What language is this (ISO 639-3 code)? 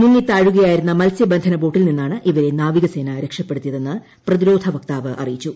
mal